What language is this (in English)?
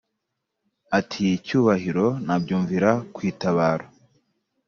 Kinyarwanda